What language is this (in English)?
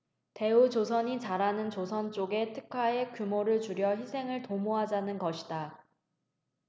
Korean